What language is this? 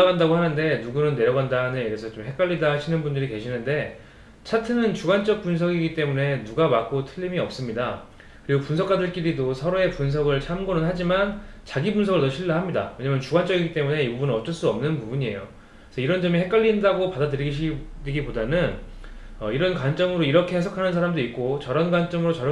Korean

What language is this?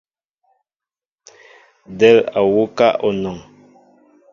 Mbo (Cameroon)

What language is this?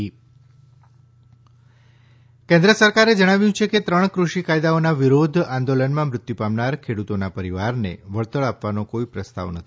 Gujarati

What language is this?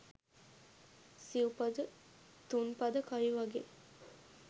Sinhala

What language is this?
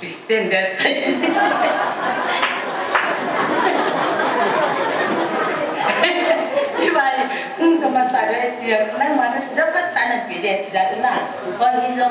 Thai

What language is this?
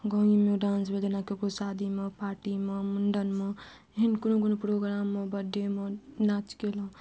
Maithili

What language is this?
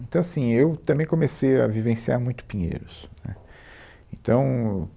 Portuguese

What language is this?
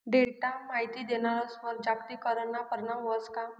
Marathi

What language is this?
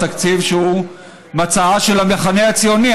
Hebrew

